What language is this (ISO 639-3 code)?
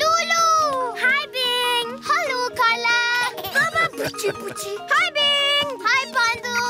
nor